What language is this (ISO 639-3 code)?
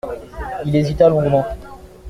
fra